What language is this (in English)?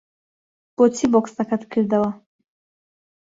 Central Kurdish